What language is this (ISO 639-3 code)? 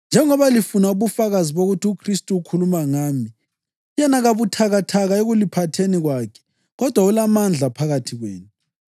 nde